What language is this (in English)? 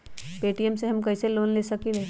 Magahi